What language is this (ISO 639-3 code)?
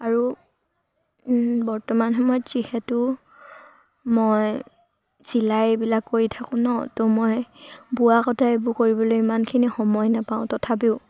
asm